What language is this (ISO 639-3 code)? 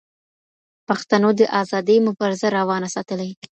pus